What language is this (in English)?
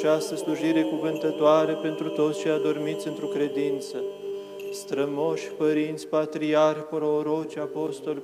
Romanian